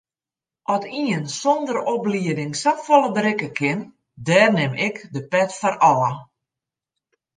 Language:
Western Frisian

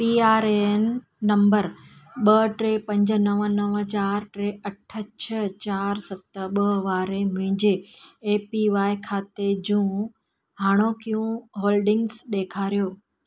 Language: Sindhi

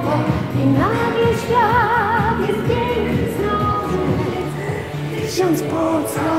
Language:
Polish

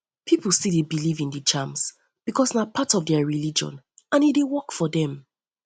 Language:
Nigerian Pidgin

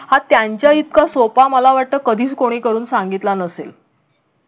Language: Marathi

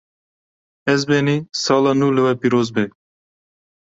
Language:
Kurdish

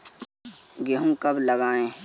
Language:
Hindi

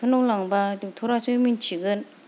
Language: Bodo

